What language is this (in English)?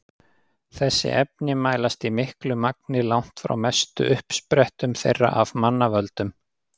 Icelandic